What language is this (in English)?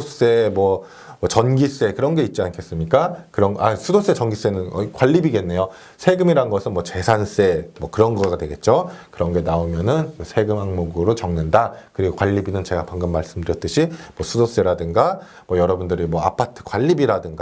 Korean